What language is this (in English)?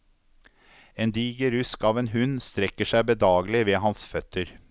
Norwegian